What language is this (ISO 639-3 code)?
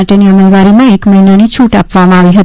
guj